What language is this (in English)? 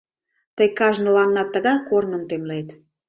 Mari